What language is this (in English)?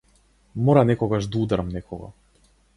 Macedonian